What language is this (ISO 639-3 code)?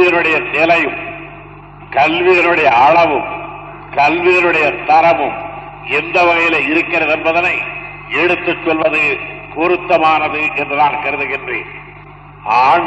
tam